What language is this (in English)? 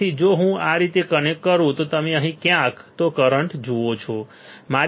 Gujarati